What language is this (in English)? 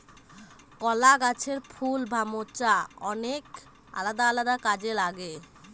Bangla